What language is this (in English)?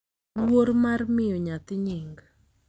Luo (Kenya and Tanzania)